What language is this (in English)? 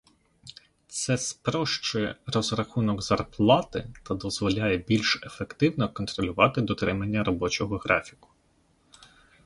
Ukrainian